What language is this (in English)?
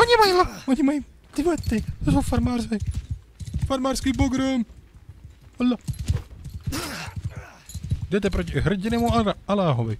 Czech